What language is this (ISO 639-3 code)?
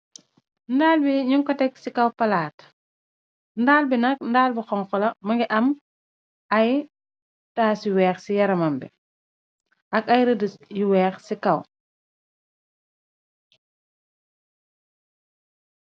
wol